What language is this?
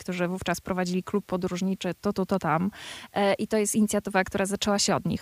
Polish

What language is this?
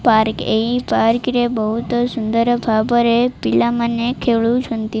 Odia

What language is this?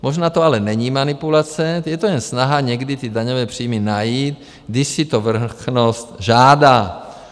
Czech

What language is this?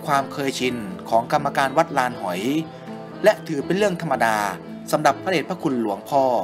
Thai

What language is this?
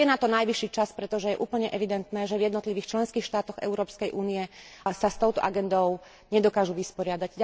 Slovak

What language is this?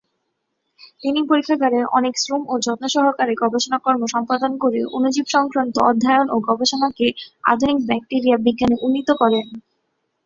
Bangla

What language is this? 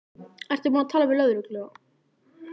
Icelandic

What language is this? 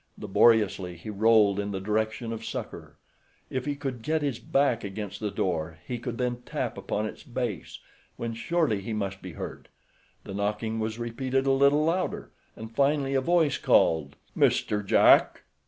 English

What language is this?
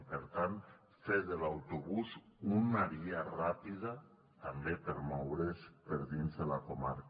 Catalan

